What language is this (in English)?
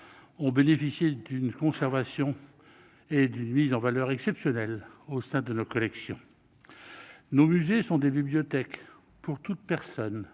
French